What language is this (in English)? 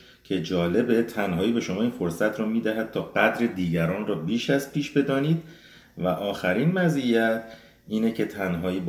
Persian